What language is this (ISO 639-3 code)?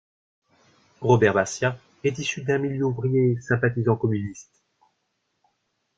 fra